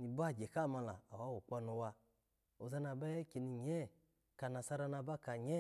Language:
Alago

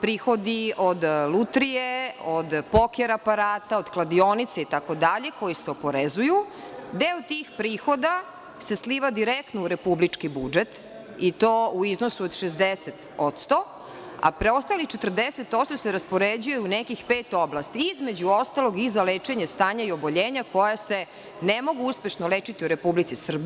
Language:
Serbian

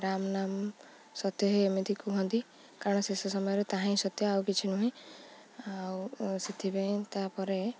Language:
Odia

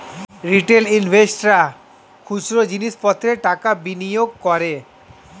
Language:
Bangla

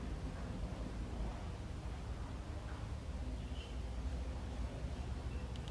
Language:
Indonesian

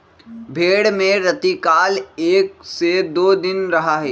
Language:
Magahi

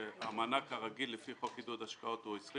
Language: Hebrew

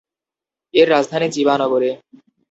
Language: Bangla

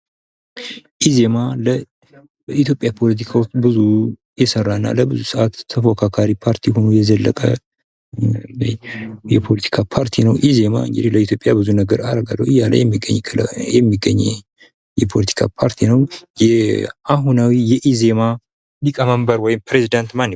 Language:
Amharic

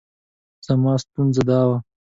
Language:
Pashto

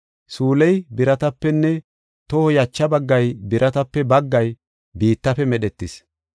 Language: Gofa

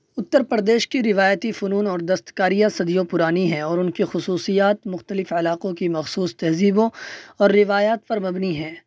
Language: Urdu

